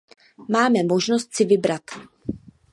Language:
Czech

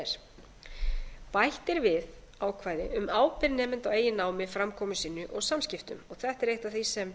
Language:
Icelandic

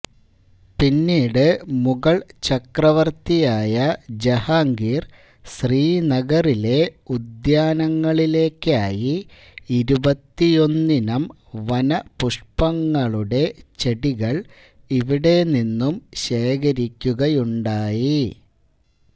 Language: Malayalam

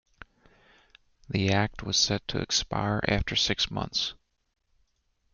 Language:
English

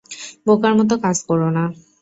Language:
Bangla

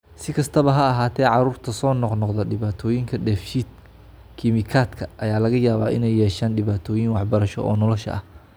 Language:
Somali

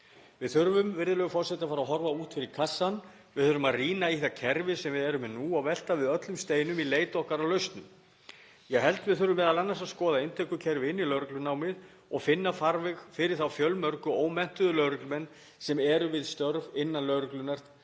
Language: Icelandic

